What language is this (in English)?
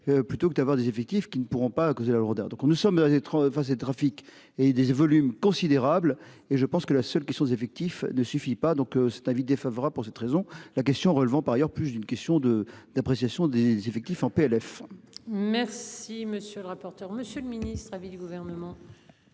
French